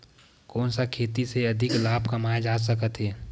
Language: Chhattisgarhi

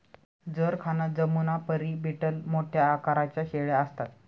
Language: Marathi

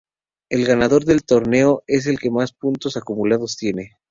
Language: Spanish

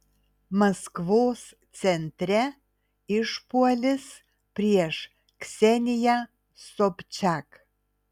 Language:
Lithuanian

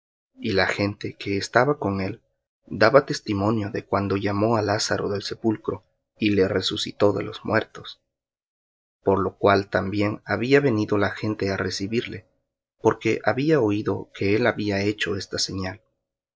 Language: Spanish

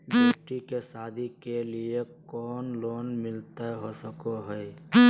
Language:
Magahi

